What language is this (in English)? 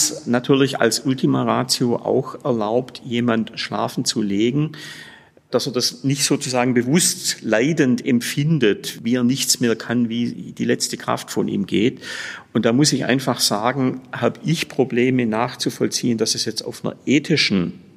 German